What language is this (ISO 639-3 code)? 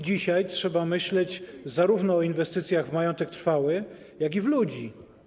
pol